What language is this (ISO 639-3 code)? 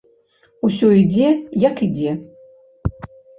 bel